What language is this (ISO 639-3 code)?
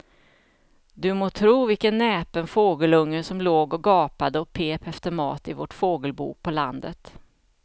swe